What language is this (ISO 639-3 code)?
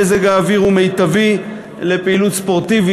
heb